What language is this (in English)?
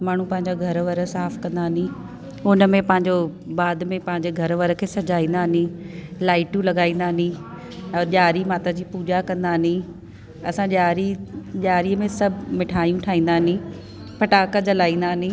Sindhi